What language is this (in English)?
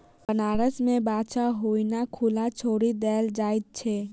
Maithili